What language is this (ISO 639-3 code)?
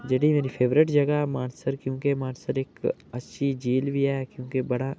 doi